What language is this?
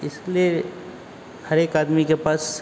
Hindi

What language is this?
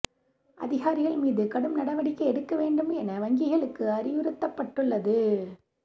Tamil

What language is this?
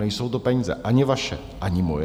Czech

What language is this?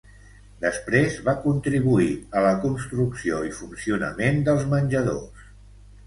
Catalan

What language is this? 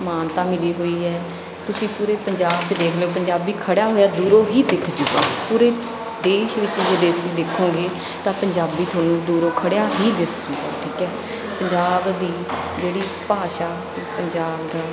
Punjabi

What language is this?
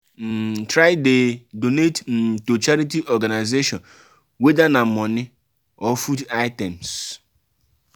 Nigerian Pidgin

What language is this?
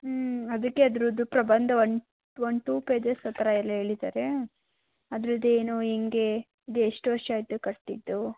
Kannada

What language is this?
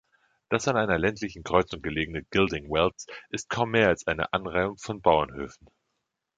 German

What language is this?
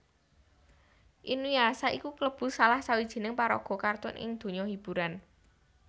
Javanese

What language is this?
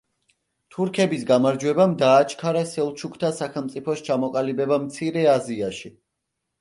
Georgian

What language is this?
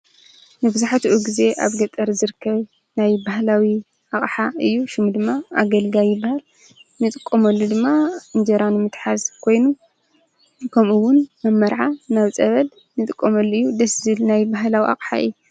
Tigrinya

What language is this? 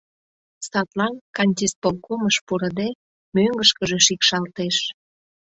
Mari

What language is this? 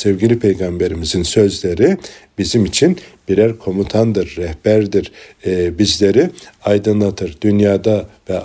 Turkish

